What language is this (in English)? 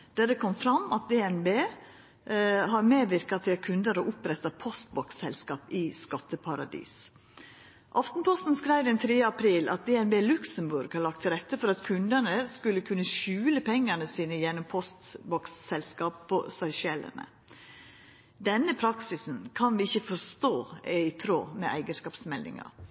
Norwegian Nynorsk